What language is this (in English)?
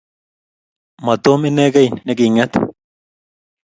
Kalenjin